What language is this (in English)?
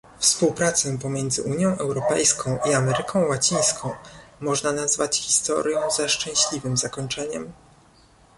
Polish